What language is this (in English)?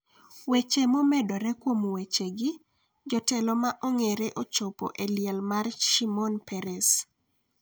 Luo (Kenya and Tanzania)